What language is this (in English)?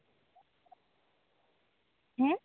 Santali